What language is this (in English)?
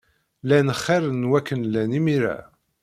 Kabyle